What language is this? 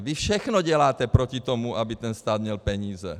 Czech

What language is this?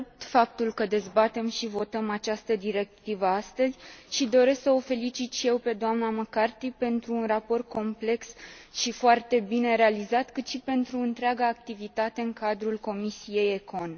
Romanian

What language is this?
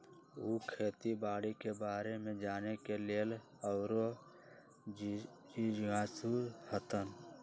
Magahi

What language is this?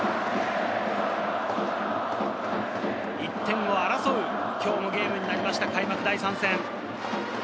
Japanese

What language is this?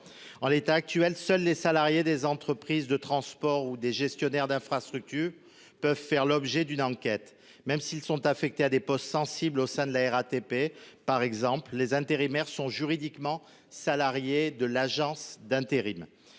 French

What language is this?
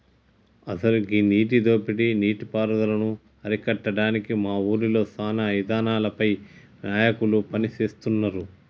Telugu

